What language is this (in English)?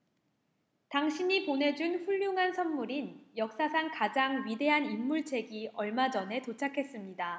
Korean